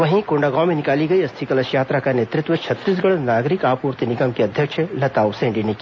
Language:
Hindi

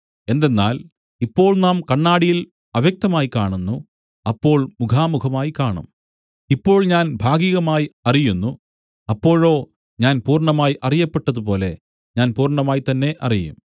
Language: Malayalam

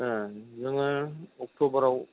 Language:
Bodo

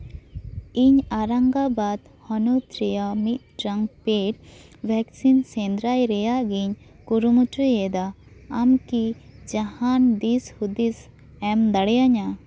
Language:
Santali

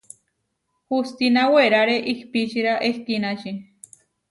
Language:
Huarijio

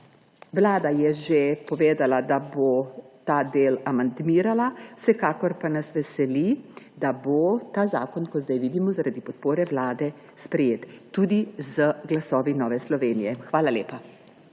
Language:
Slovenian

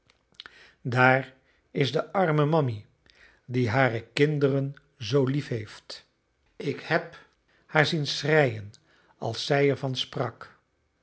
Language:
Dutch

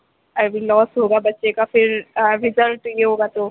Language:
Urdu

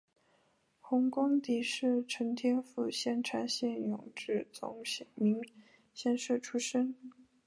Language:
Chinese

